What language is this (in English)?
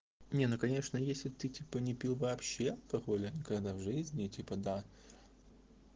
Russian